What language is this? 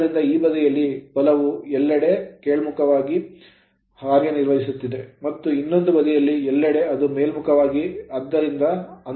Kannada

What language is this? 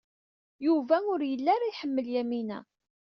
Kabyle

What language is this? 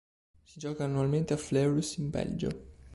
Italian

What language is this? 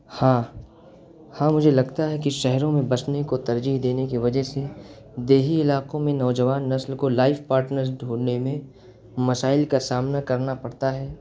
Urdu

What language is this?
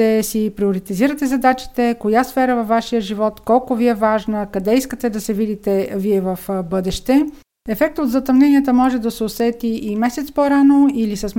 Bulgarian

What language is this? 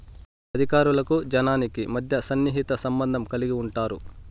Telugu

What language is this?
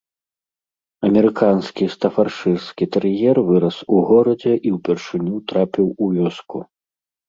Belarusian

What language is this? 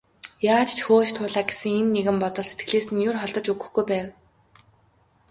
Mongolian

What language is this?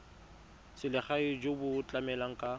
Tswana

